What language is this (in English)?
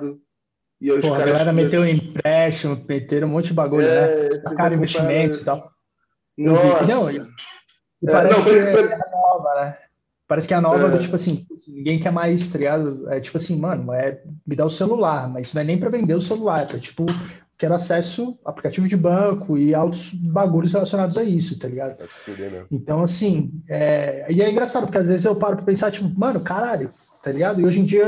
Portuguese